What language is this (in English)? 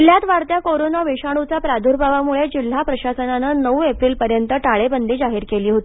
Marathi